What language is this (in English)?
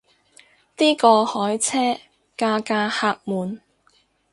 Cantonese